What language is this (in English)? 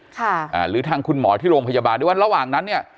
Thai